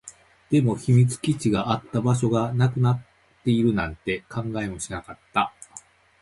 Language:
Japanese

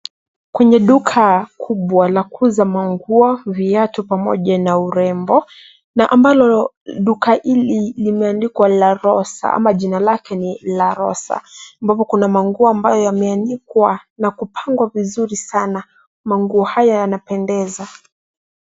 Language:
Swahili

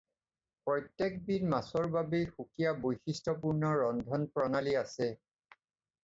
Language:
Assamese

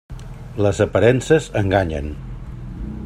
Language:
Catalan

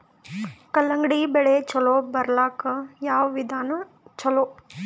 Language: Kannada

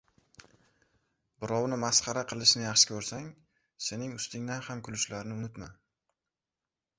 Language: Uzbek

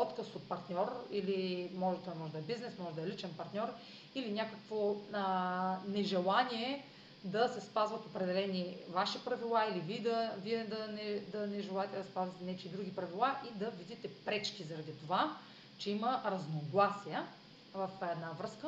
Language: Bulgarian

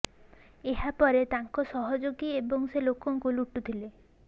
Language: Odia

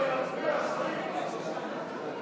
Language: Hebrew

